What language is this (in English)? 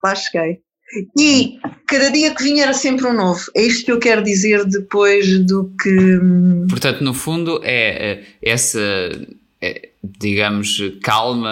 Portuguese